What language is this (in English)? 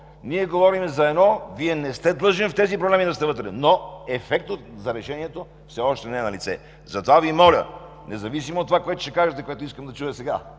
Bulgarian